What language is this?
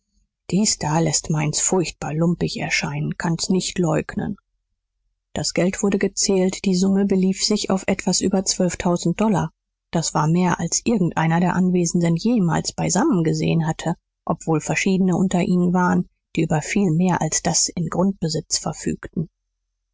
German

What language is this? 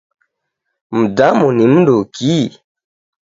Taita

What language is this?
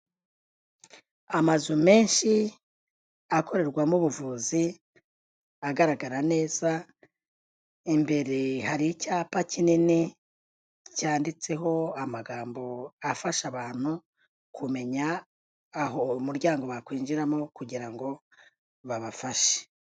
Kinyarwanda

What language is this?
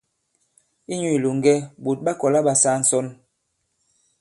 Bankon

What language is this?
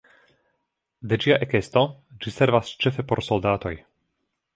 Esperanto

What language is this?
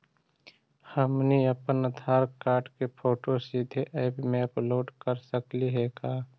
Magahi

